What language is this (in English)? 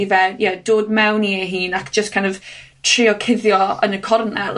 Welsh